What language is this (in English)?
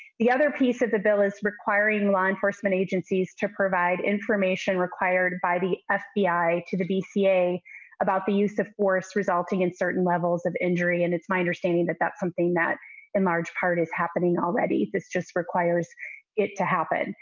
English